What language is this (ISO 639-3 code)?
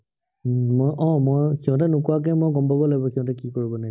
asm